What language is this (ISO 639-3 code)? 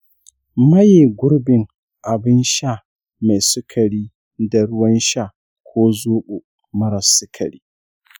hau